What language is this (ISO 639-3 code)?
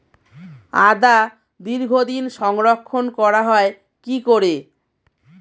ben